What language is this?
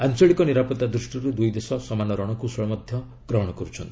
Odia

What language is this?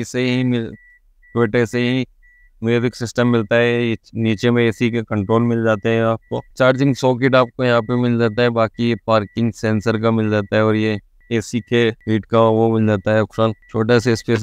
Hindi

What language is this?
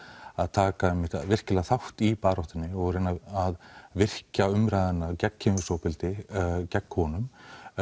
Icelandic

